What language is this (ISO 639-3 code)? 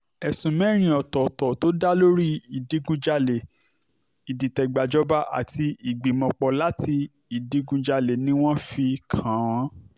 yor